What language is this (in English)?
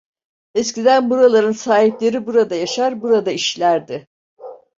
Turkish